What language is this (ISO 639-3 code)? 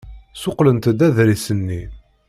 kab